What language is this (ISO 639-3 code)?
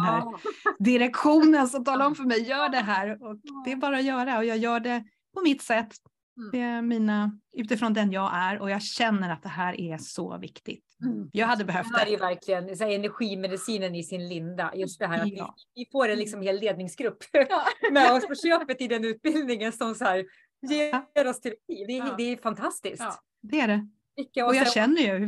swe